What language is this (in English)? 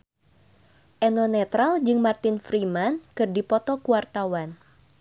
Sundanese